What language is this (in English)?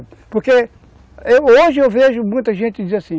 Portuguese